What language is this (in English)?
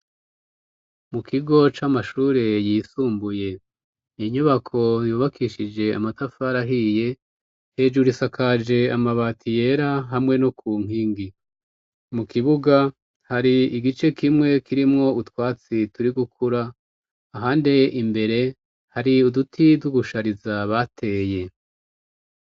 Rundi